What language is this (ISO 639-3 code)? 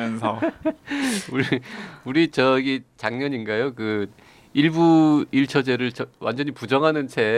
kor